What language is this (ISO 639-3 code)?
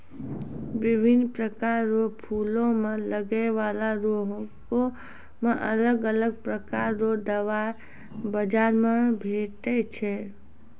mai